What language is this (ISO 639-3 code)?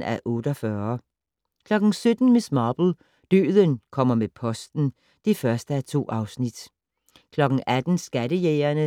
dan